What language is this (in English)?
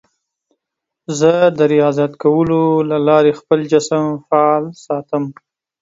Pashto